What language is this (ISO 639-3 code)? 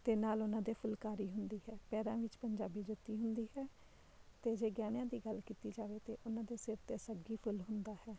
pan